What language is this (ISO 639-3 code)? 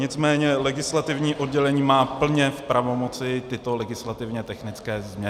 ces